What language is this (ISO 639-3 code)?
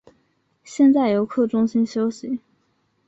zho